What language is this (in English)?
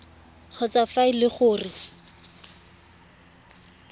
Tswana